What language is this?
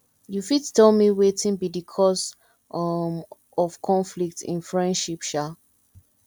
Nigerian Pidgin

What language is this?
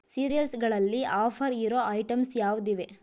Kannada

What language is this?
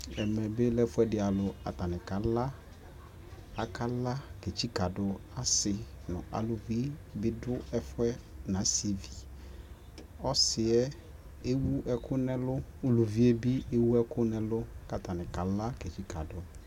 Ikposo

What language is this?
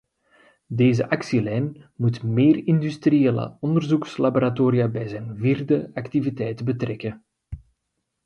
Dutch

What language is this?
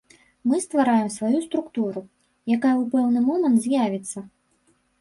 Belarusian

